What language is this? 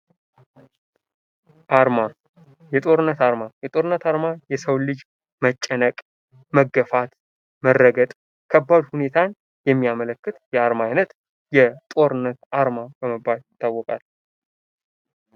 Amharic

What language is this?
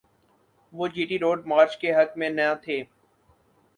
Urdu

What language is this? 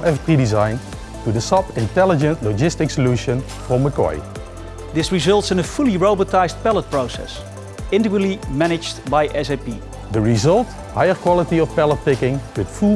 Dutch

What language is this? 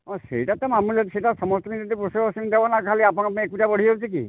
Odia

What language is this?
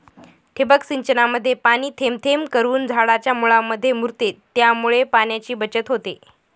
Marathi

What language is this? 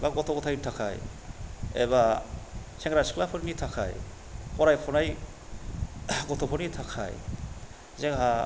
Bodo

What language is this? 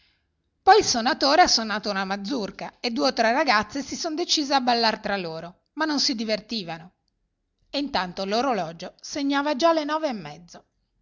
Italian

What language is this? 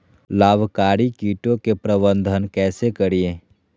Magahi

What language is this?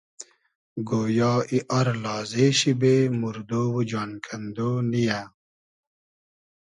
Hazaragi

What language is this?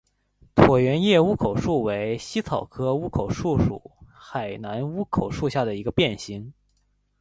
Chinese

